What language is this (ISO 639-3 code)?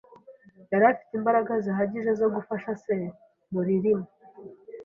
kin